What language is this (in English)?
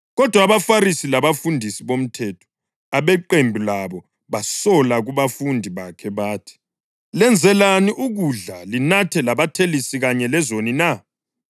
North Ndebele